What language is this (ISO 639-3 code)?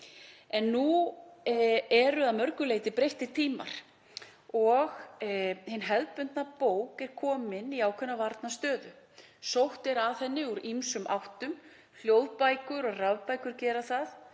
isl